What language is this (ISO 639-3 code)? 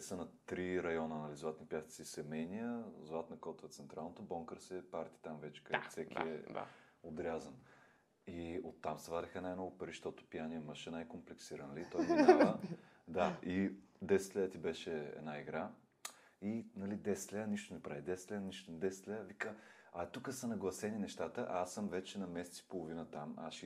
bul